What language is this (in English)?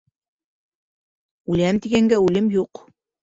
Bashkir